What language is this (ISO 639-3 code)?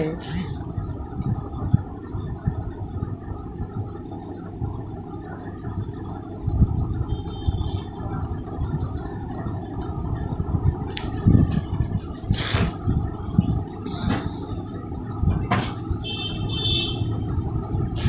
mai